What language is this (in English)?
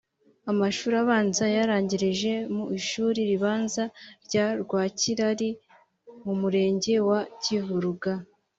Kinyarwanda